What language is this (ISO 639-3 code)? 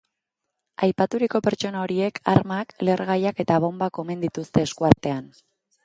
eus